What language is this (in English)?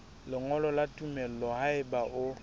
Southern Sotho